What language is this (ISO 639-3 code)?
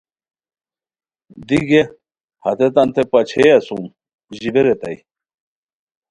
khw